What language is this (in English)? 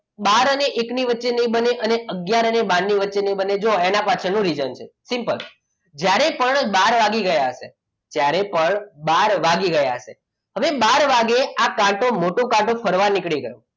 Gujarati